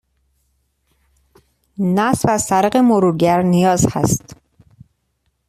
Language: Persian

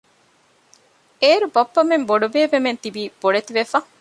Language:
Divehi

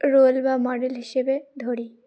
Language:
Bangla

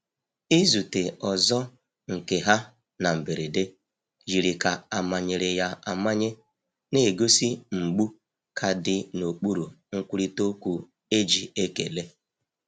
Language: Igbo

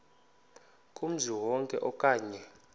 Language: Xhosa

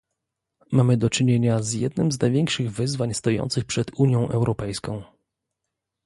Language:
Polish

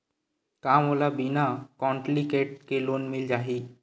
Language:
Chhattisgarhi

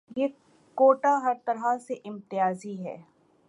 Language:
Urdu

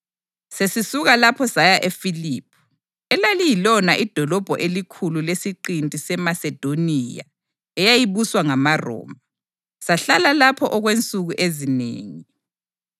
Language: North Ndebele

